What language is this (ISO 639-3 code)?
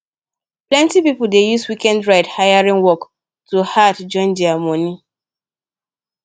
pcm